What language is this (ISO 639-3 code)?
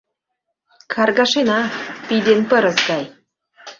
chm